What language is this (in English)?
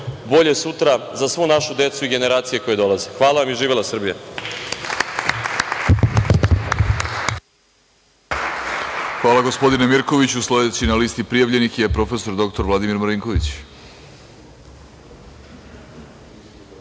Serbian